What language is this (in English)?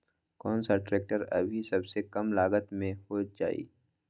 Magahi